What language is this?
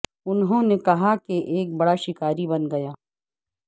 Urdu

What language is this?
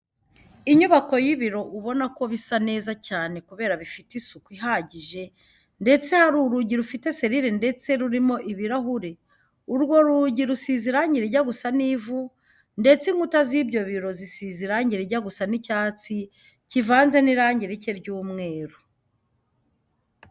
Kinyarwanda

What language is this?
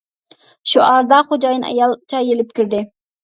Uyghur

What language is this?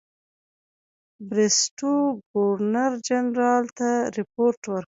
Pashto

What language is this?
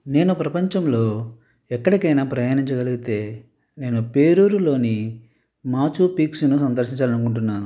Telugu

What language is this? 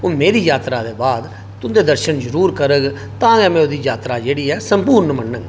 Dogri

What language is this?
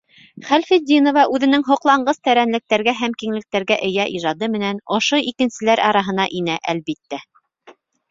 Bashkir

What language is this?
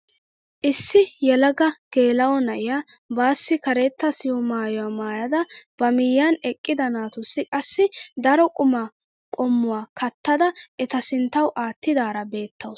Wolaytta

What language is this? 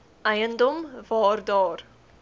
Afrikaans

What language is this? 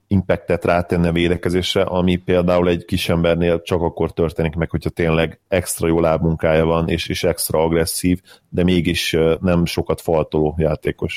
Hungarian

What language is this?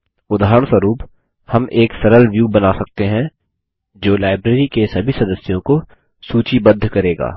Hindi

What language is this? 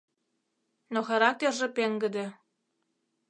Mari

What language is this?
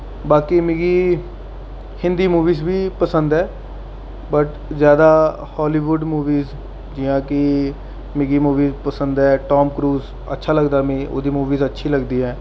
Dogri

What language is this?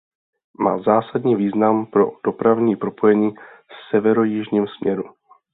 Czech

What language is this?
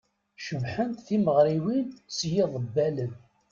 Kabyle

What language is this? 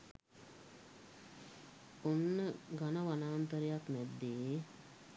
Sinhala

